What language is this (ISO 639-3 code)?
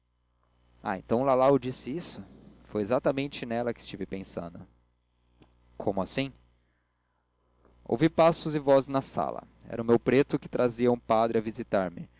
por